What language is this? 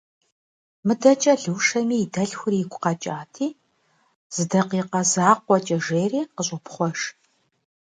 Kabardian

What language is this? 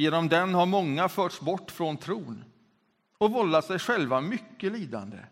Swedish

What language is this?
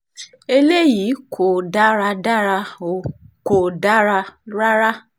Yoruba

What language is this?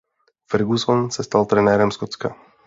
Czech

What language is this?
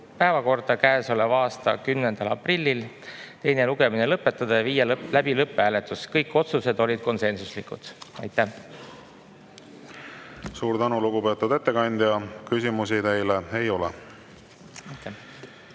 Estonian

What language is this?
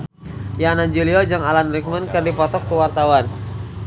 Sundanese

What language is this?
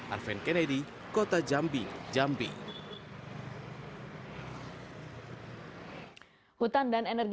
Indonesian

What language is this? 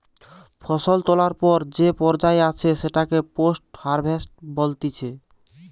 Bangla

